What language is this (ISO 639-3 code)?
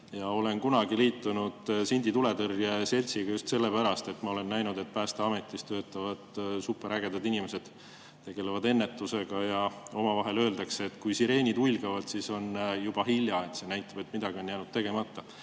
est